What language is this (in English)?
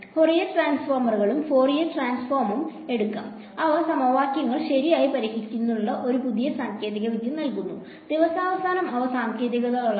Malayalam